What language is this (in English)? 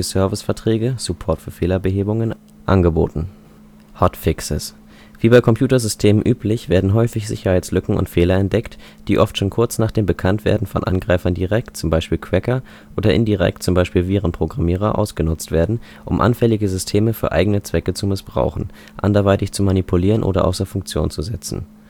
German